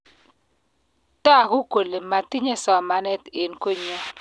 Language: Kalenjin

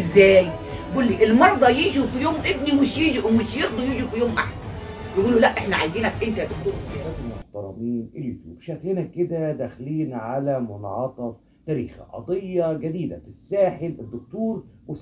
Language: Arabic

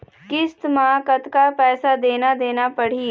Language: Chhattisgarhi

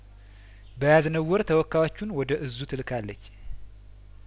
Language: Amharic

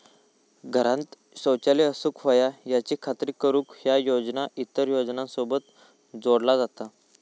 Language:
Marathi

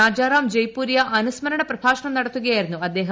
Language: Malayalam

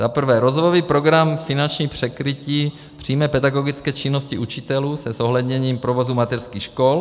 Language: Czech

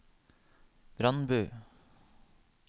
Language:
Norwegian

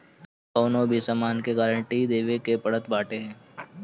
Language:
Bhojpuri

